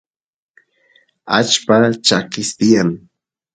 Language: Santiago del Estero Quichua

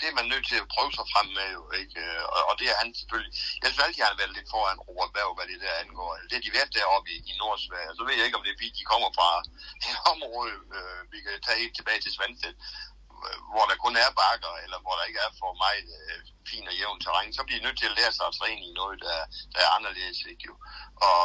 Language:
Danish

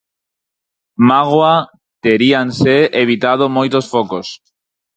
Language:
Galician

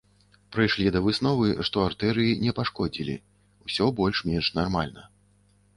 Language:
Belarusian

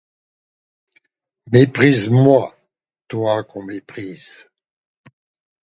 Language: French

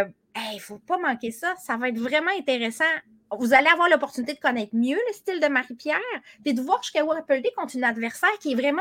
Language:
French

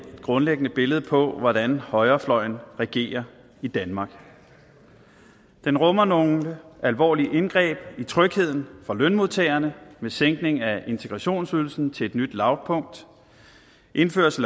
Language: Danish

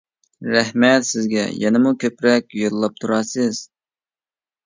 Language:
Uyghur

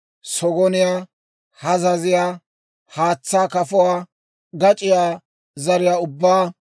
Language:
Dawro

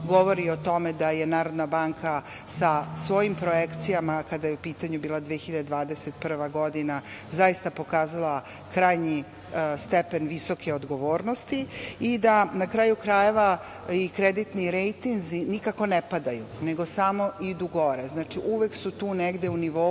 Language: Serbian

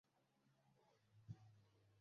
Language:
Swahili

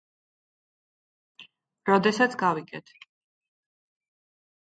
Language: Georgian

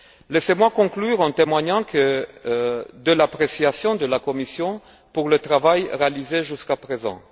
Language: French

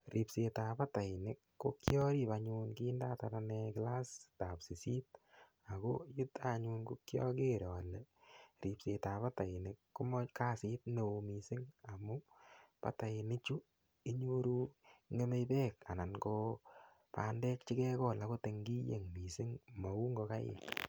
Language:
Kalenjin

